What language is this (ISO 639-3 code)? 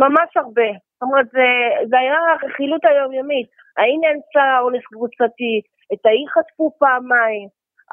heb